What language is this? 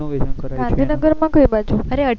Gujarati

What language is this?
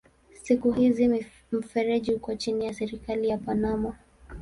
Swahili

